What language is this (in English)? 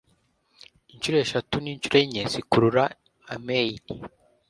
Kinyarwanda